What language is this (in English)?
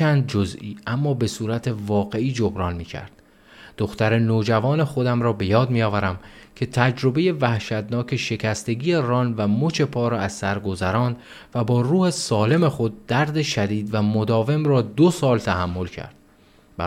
Persian